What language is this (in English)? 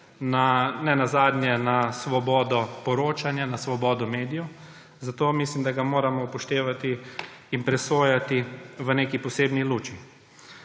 Slovenian